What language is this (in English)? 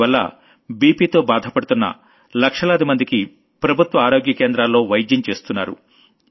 Telugu